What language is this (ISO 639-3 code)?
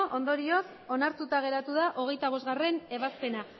eus